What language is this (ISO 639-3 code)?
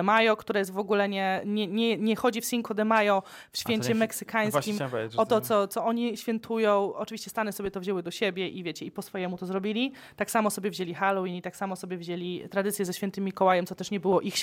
pol